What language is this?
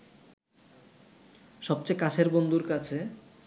Bangla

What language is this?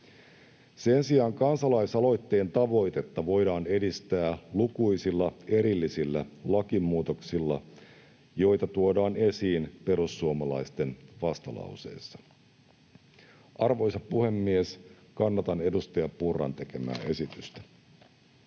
Finnish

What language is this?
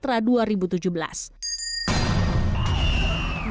Indonesian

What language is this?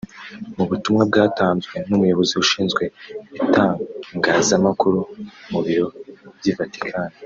Kinyarwanda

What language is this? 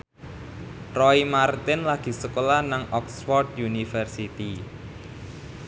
Javanese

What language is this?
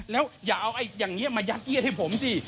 Thai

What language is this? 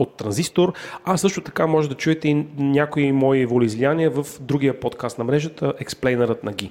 Bulgarian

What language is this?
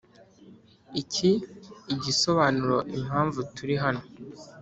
Kinyarwanda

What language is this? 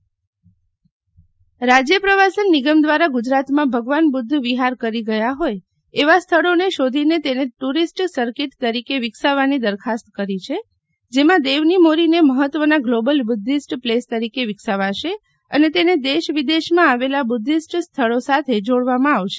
Gujarati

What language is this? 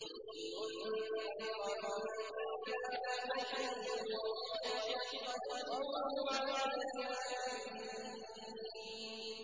Arabic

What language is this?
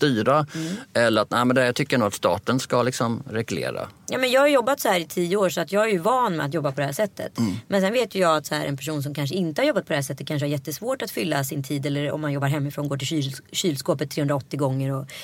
Swedish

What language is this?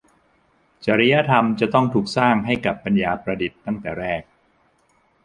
Thai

